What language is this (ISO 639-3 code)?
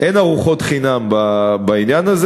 heb